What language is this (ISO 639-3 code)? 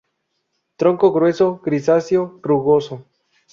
spa